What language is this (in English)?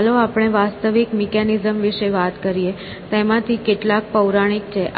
Gujarati